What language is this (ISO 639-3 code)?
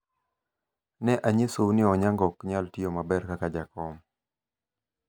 luo